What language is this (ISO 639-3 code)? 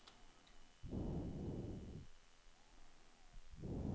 swe